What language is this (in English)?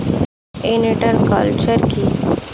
Bangla